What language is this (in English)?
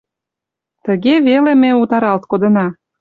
Mari